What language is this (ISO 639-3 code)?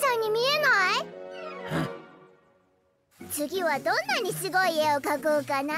jpn